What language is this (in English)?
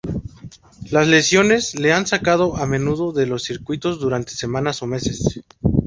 Spanish